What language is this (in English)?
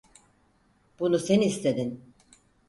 Turkish